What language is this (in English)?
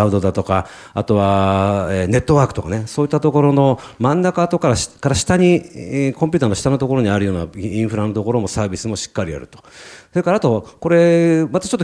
Japanese